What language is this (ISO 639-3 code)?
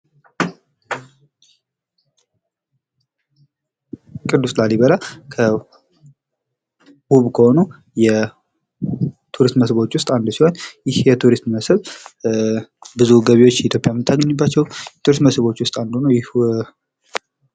amh